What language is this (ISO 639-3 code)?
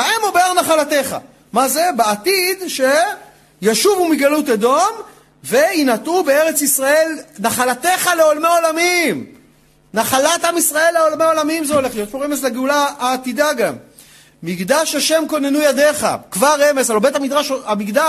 heb